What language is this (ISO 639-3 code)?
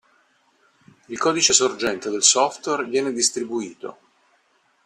ita